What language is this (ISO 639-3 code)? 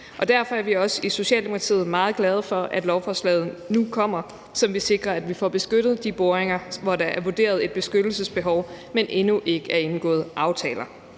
dan